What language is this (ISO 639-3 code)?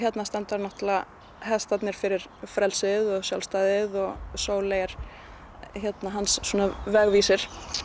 isl